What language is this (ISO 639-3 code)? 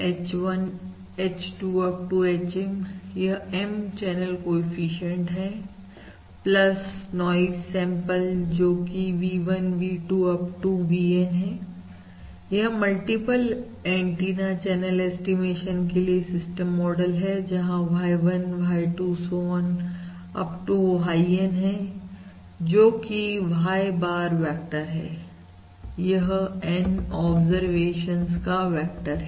hin